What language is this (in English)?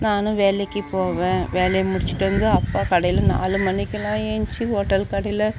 Tamil